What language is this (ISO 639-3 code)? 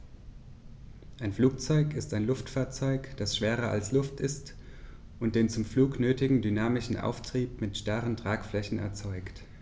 deu